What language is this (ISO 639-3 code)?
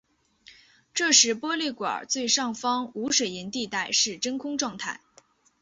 zho